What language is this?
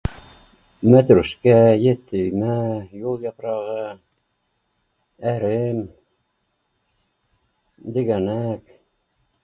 Bashkir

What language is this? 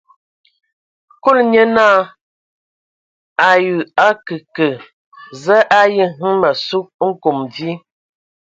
Ewondo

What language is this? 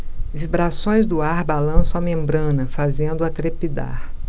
Portuguese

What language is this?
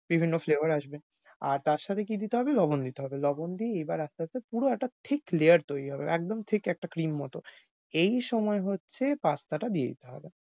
Bangla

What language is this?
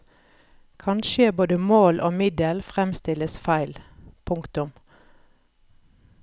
Norwegian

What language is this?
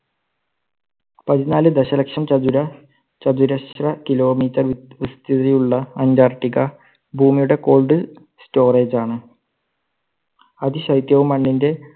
Malayalam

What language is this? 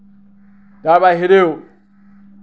Assamese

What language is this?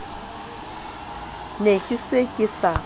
Southern Sotho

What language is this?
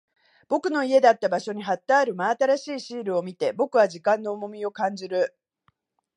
Japanese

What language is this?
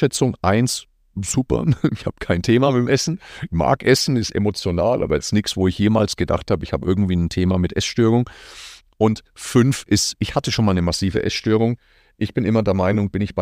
German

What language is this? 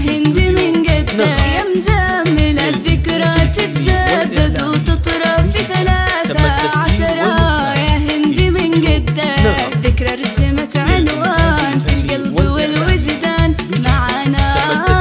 Arabic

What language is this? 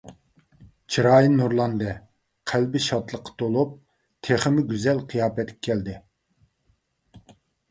Uyghur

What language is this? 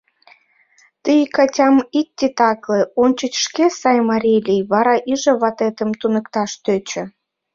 Mari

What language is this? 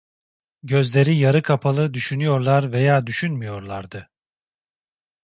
Turkish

